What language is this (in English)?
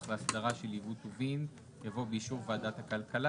Hebrew